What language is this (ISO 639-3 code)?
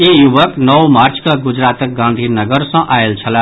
mai